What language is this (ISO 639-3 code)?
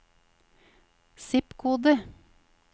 nor